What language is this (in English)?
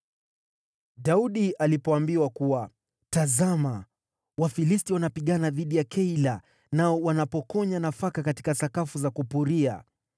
Swahili